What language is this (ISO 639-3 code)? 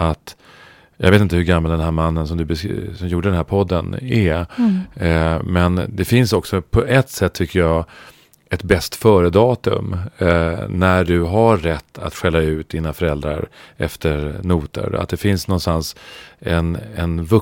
swe